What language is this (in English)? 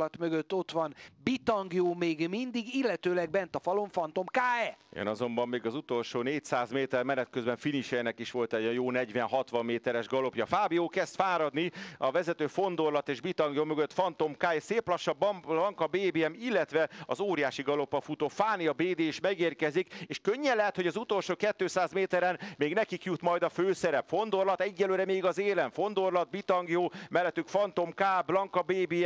Hungarian